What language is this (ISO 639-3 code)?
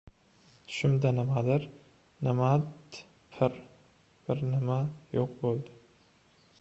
uzb